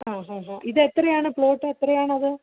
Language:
Malayalam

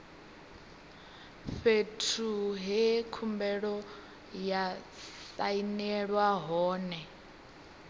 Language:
Venda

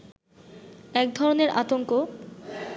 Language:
Bangla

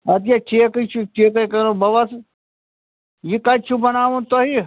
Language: Kashmiri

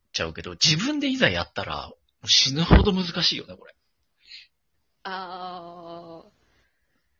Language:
Japanese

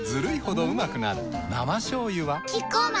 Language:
Japanese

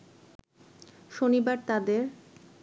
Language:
Bangla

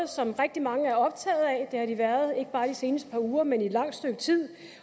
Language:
Danish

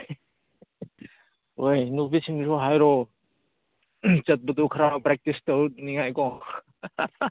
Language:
Manipuri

